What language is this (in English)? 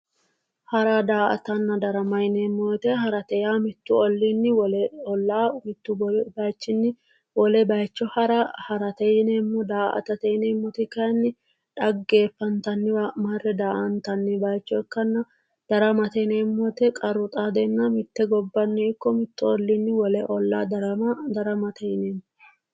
Sidamo